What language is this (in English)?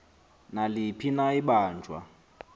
Xhosa